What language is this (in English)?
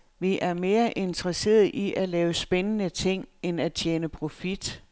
Danish